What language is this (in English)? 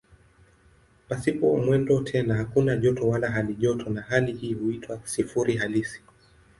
Swahili